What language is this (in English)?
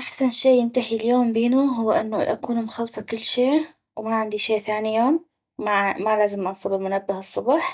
North Mesopotamian Arabic